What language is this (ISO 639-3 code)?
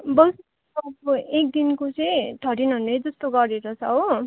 nep